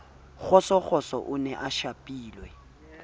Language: Southern Sotho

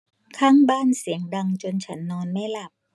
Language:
Thai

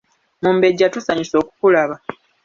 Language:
Ganda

